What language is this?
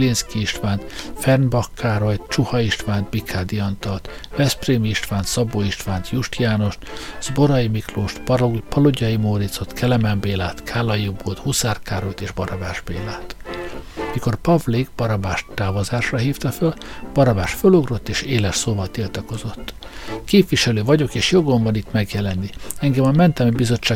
Hungarian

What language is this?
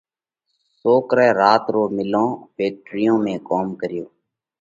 Parkari Koli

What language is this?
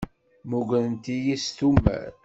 Kabyle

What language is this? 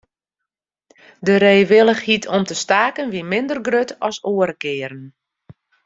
Western Frisian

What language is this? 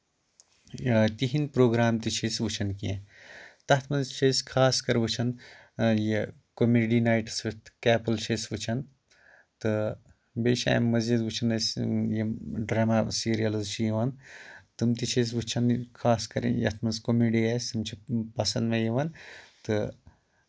Kashmiri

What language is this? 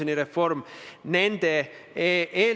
Estonian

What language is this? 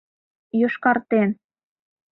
Mari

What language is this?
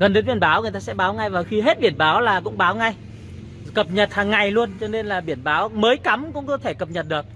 Vietnamese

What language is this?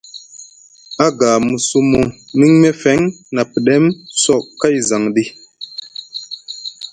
Musgu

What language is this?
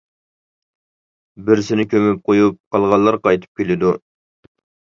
Uyghur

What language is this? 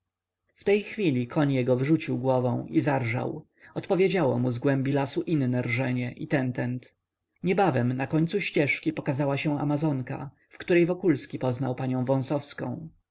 Polish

